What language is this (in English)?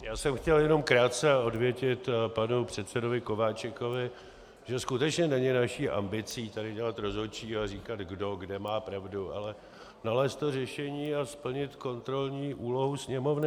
Czech